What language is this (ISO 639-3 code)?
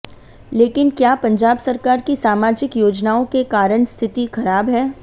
hin